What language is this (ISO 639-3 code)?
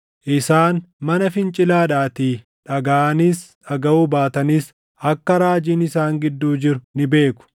orm